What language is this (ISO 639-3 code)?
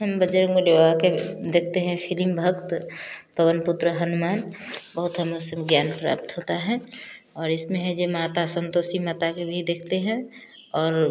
hin